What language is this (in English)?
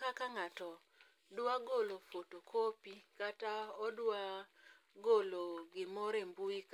Luo (Kenya and Tanzania)